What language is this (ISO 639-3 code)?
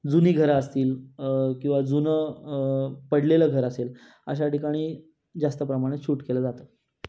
mar